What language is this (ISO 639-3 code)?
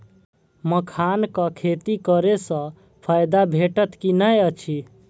mai